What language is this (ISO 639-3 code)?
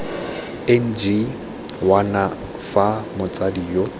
tsn